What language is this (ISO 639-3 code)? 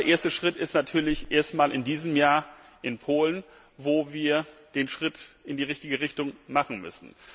deu